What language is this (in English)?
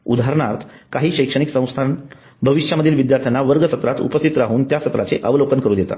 Marathi